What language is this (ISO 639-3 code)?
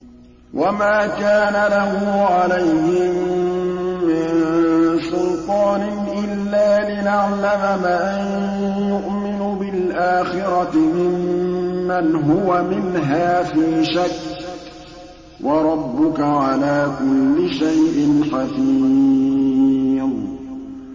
ara